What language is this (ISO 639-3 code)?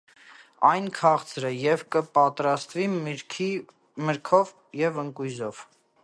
hye